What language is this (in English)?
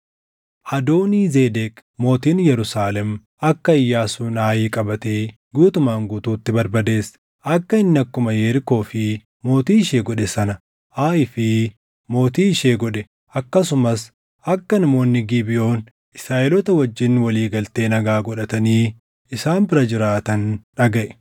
Oromo